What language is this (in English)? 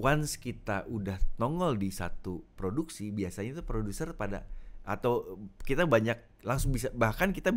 Indonesian